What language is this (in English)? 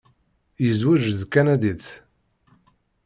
Kabyle